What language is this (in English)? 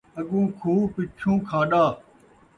Saraiki